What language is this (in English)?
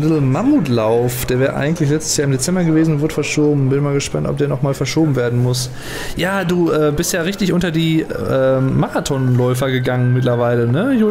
German